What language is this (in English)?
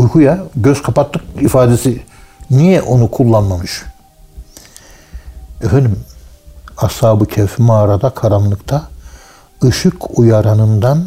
Turkish